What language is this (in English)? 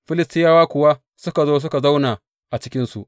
Hausa